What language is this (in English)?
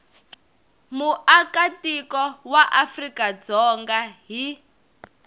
Tsonga